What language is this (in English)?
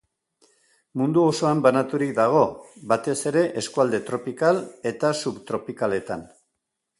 Basque